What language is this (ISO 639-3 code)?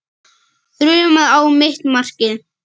isl